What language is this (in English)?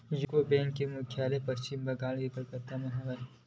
Chhattisgarhi